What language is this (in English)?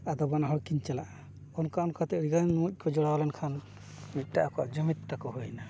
Santali